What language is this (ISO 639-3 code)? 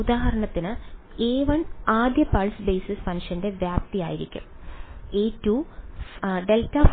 mal